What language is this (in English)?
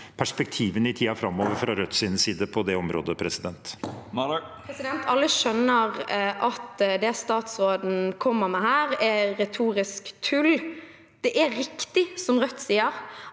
Norwegian